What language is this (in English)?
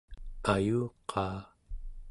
Central Yupik